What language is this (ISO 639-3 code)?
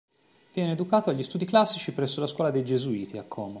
ita